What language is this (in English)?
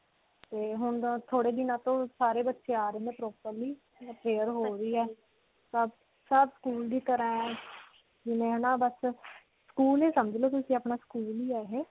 Punjabi